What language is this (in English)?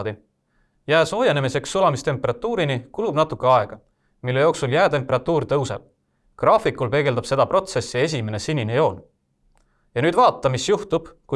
Estonian